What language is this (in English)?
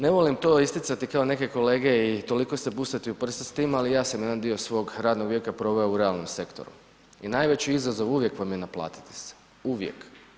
Croatian